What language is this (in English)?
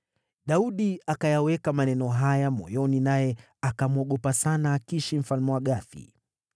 Swahili